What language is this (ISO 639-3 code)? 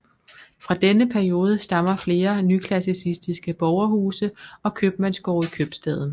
dan